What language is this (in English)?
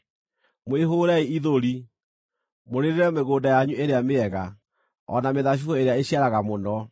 Kikuyu